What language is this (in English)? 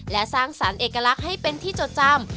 Thai